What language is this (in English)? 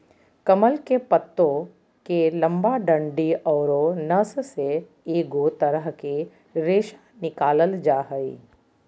Magahi